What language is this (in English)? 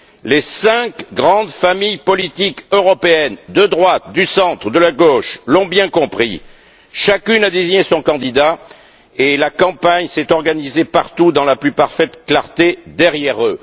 French